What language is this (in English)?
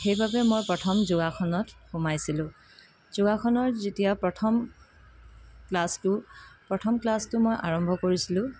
Assamese